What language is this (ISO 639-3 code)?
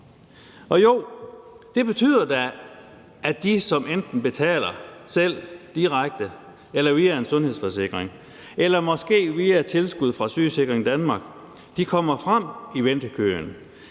dan